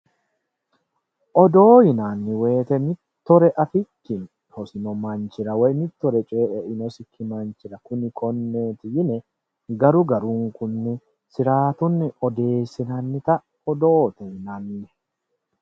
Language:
Sidamo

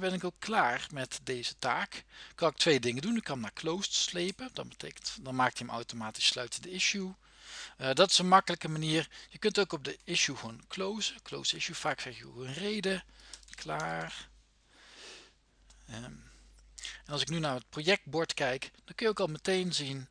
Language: Dutch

